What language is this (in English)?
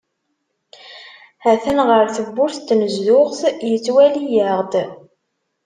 Kabyle